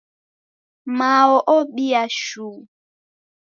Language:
Taita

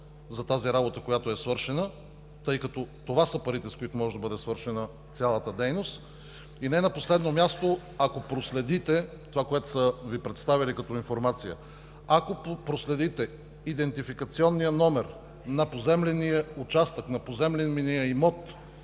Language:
Bulgarian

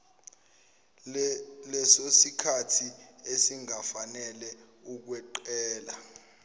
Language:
Zulu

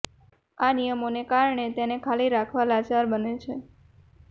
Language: Gujarati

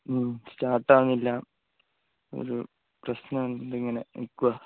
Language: Malayalam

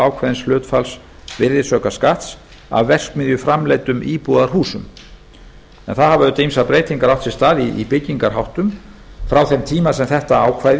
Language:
Icelandic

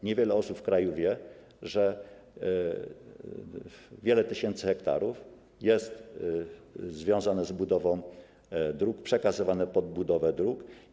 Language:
Polish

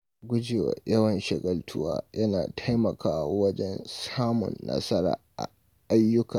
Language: Hausa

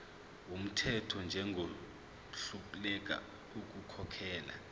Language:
Zulu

